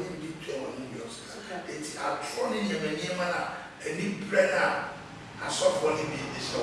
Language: English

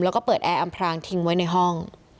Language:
Thai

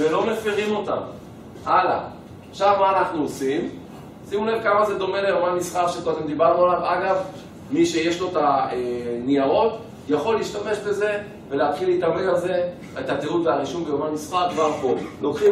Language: Hebrew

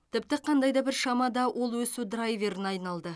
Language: Kazakh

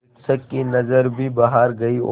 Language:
Hindi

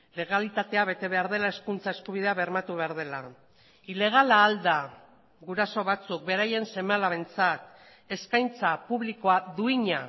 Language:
Basque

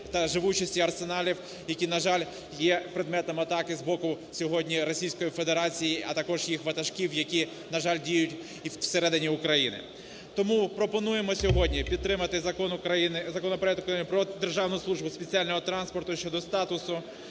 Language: Ukrainian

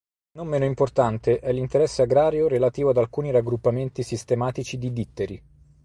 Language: Italian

